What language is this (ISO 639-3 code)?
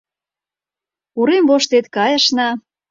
chm